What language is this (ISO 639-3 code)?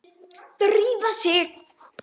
isl